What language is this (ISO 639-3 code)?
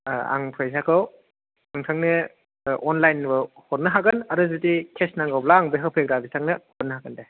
brx